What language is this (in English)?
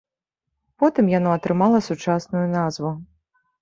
Belarusian